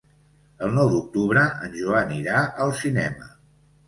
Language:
Catalan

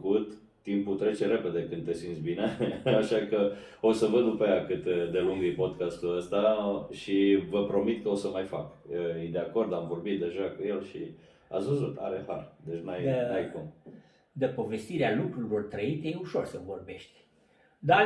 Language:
Romanian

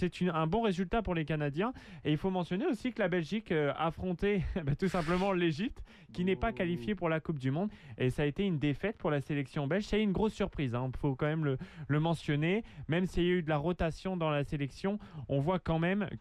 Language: French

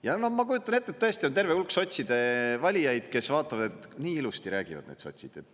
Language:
Estonian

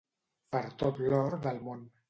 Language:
Catalan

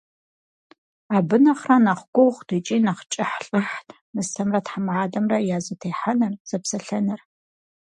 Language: Kabardian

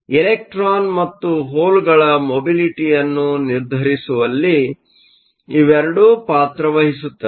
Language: Kannada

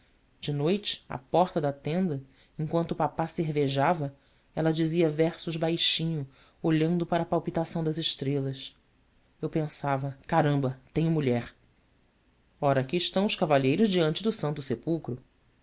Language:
Portuguese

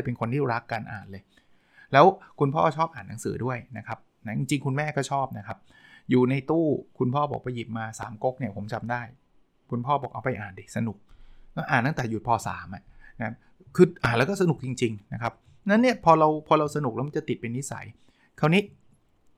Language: Thai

